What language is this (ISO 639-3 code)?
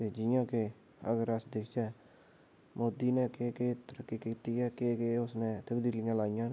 doi